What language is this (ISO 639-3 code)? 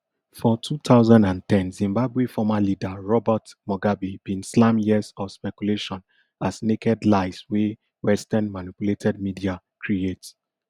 pcm